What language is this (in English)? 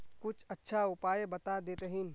Magahi